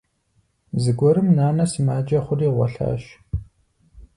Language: Kabardian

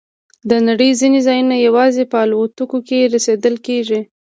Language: Pashto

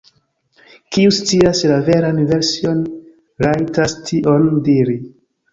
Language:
Esperanto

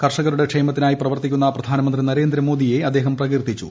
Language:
Malayalam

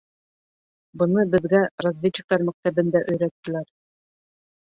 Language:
Bashkir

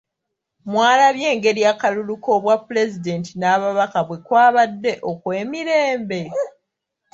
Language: Ganda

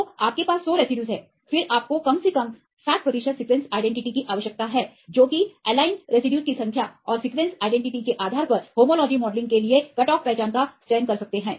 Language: Hindi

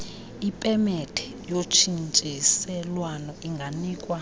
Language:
Xhosa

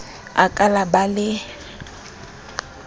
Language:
Southern Sotho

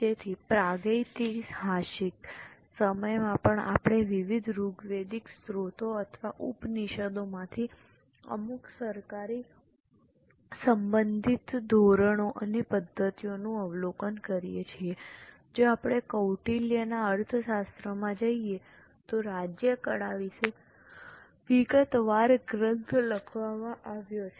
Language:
Gujarati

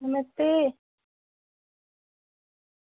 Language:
Dogri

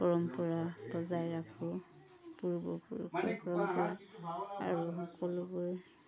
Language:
Assamese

